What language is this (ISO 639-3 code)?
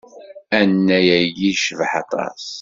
kab